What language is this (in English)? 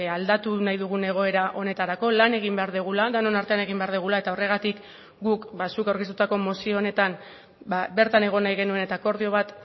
Basque